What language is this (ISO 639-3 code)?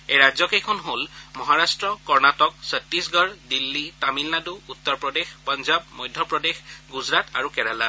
asm